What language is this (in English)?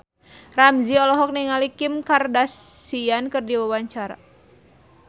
Sundanese